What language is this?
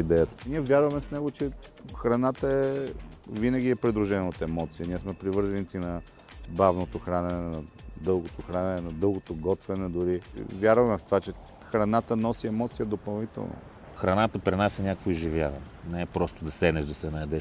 Bulgarian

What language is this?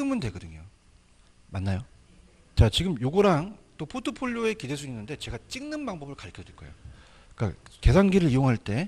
Korean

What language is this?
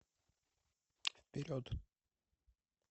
Russian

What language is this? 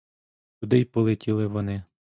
Ukrainian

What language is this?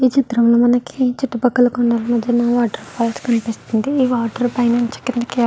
Telugu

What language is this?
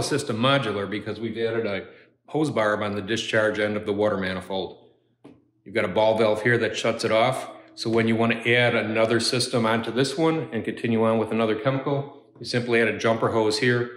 English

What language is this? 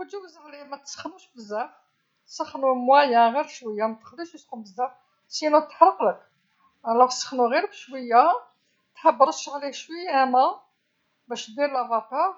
Algerian Arabic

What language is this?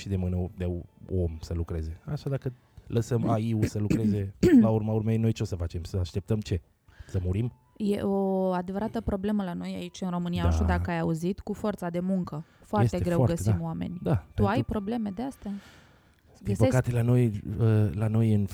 Romanian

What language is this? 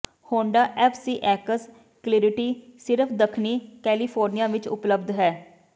Punjabi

